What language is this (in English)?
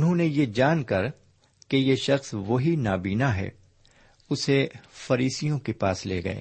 Urdu